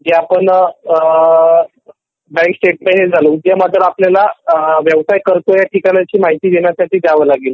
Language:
Marathi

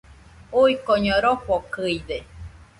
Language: Nüpode Huitoto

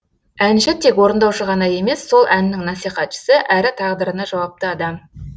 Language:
Kazakh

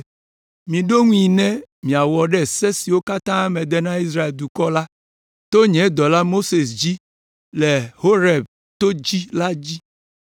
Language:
Ewe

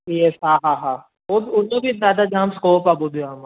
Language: Sindhi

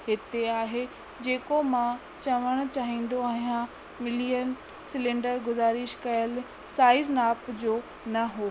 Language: Sindhi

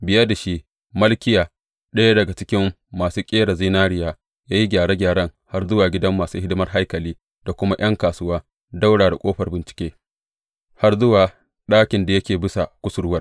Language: Hausa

